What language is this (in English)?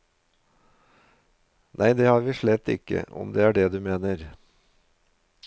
Norwegian